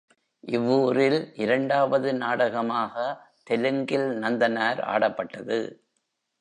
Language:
Tamil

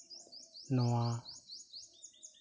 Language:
Santali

